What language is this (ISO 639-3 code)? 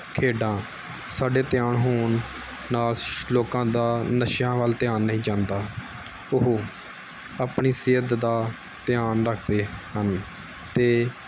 pan